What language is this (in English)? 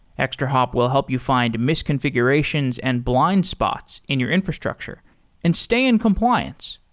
English